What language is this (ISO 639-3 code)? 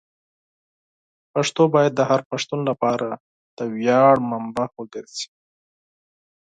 pus